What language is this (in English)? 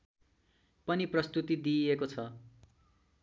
Nepali